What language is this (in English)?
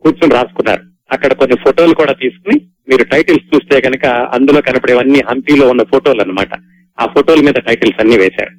Telugu